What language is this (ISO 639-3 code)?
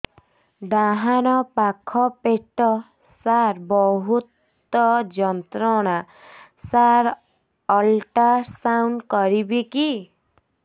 ori